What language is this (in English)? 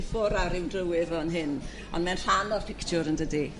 Welsh